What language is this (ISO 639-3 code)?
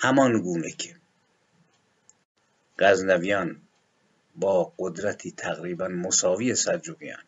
fas